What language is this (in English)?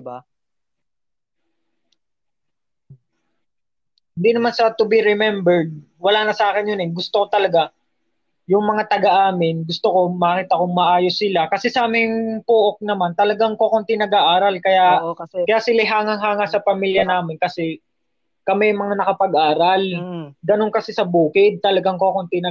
Filipino